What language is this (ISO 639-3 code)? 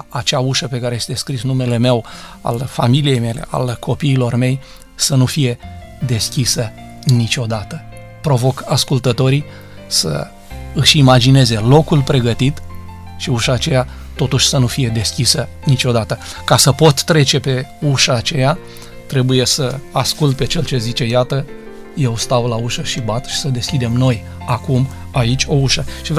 ron